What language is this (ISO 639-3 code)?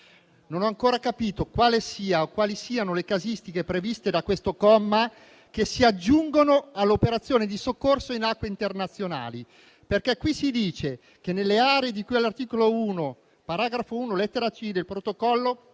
ita